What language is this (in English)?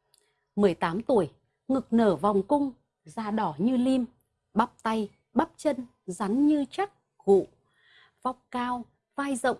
Vietnamese